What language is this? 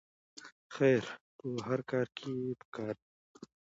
Pashto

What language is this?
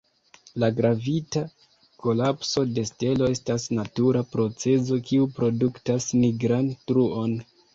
Esperanto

